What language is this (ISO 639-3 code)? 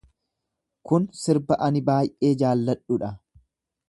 orm